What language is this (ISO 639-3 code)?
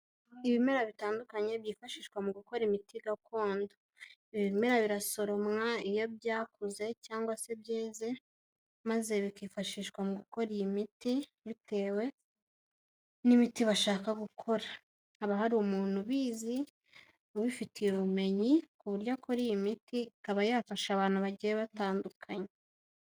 kin